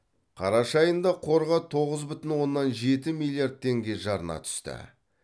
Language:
Kazakh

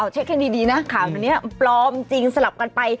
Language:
Thai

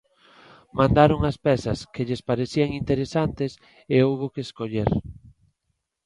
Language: Galician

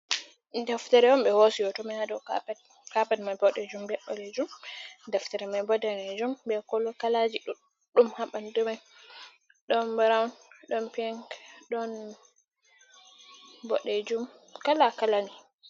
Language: Fula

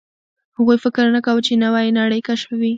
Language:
Pashto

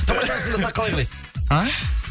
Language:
Kazakh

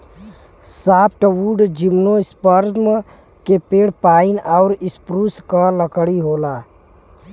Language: Bhojpuri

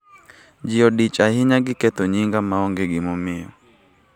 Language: Luo (Kenya and Tanzania)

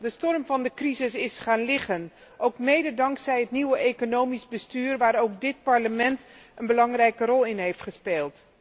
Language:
Dutch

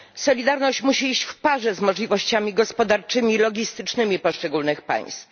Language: Polish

